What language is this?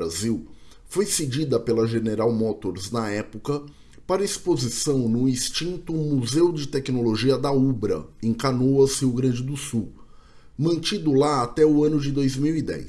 Portuguese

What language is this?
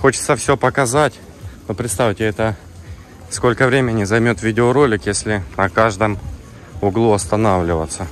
Russian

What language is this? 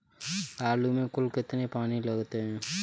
Hindi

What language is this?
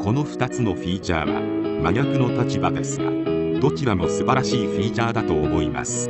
Japanese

